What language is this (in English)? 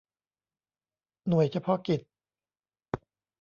Thai